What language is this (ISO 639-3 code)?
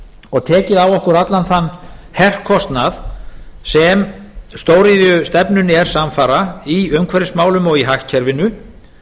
isl